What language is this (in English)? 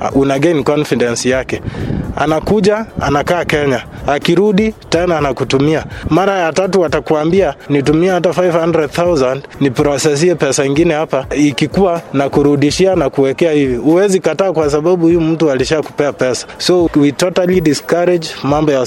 Swahili